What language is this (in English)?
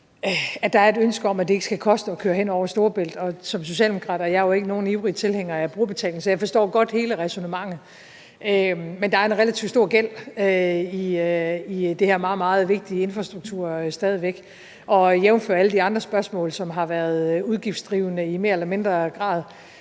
Danish